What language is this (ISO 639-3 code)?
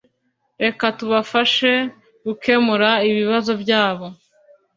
kin